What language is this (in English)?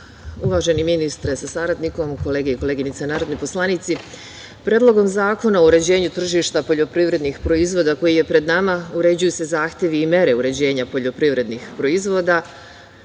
Serbian